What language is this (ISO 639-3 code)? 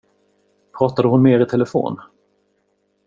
swe